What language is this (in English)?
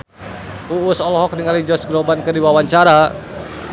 Sundanese